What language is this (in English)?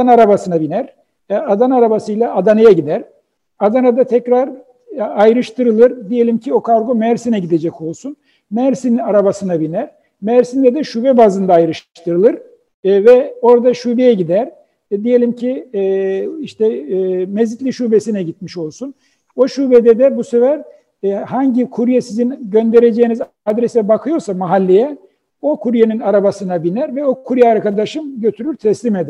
Turkish